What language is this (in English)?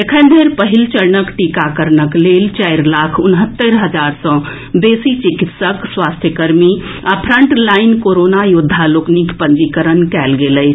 Maithili